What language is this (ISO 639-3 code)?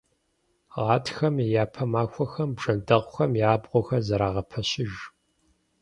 kbd